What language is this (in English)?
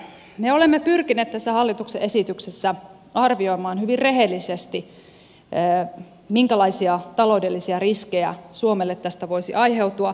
Finnish